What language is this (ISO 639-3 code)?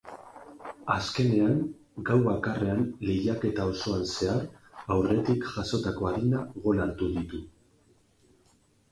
eus